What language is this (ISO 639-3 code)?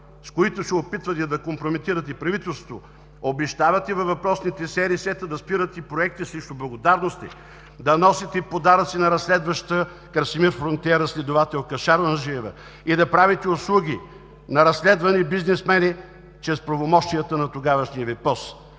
bul